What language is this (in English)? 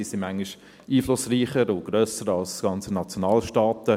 Swiss German